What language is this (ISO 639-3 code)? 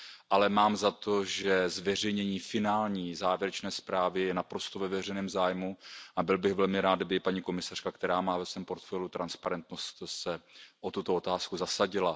ces